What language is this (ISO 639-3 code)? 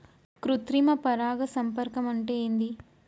tel